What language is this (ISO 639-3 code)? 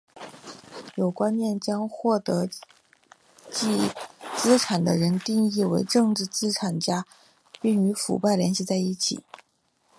zho